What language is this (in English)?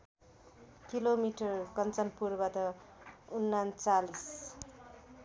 Nepali